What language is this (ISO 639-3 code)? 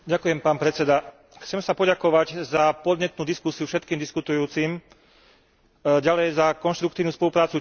slk